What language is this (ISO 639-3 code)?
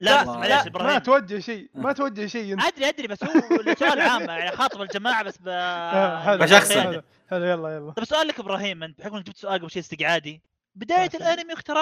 ara